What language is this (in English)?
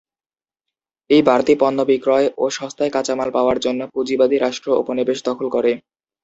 Bangla